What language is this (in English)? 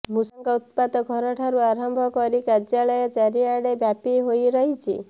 Odia